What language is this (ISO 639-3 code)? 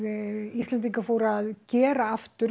isl